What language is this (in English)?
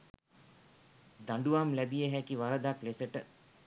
Sinhala